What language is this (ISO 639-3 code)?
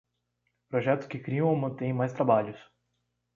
por